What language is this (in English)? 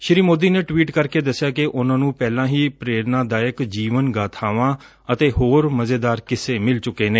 Punjabi